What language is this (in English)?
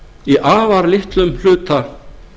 Icelandic